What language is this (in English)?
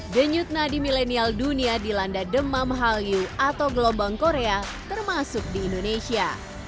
Indonesian